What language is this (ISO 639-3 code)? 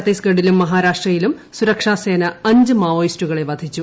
mal